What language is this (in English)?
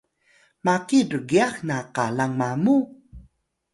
Atayal